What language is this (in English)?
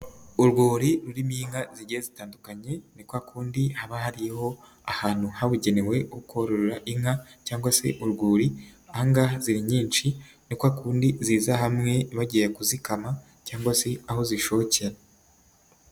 Kinyarwanda